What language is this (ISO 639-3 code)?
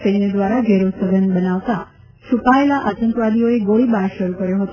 guj